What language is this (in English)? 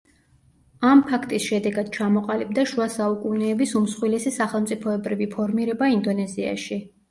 Georgian